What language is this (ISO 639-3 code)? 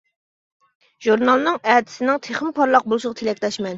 uig